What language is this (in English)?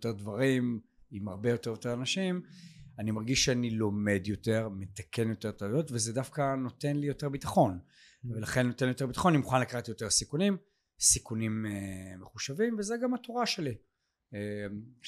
Hebrew